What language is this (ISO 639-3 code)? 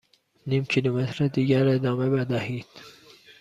fas